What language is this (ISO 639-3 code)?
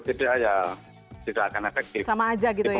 ind